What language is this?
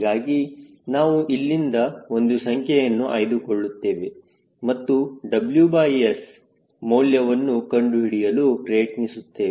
Kannada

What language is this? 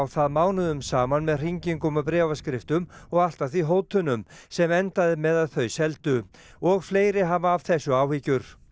Icelandic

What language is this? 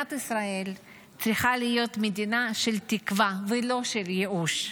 Hebrew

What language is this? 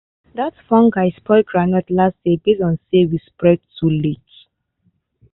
Nigerian Pidgin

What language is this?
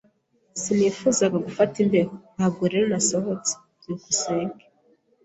Kinyarwanda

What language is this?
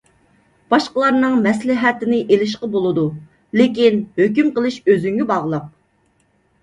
Uyghur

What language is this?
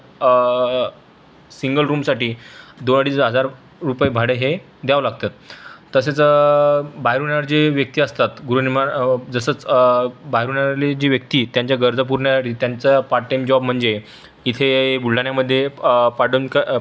Marathi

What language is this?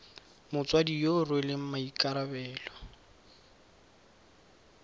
Tswana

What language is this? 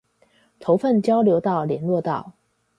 Chinese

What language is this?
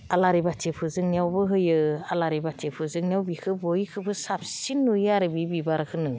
Bodo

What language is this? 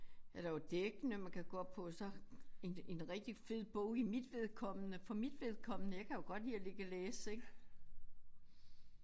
Danish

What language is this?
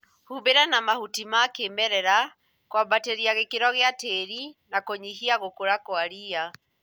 Kikuyu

